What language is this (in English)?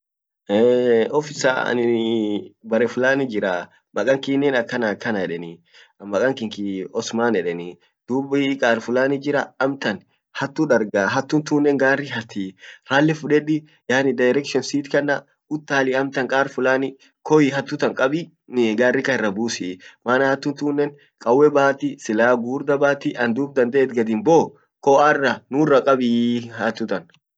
Orma